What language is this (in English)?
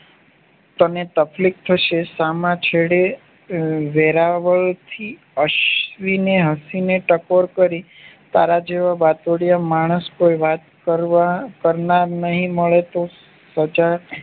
Gujarati